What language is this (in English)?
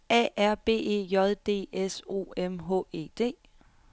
Danish